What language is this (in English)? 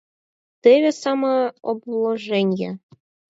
Mari